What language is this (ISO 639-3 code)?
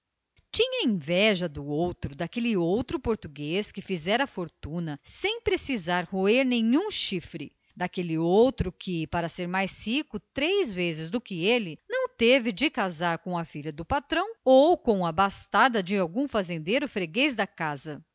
por